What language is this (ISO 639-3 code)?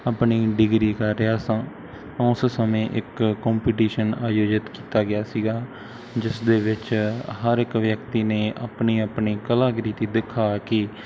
pan